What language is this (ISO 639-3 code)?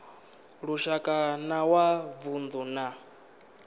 ven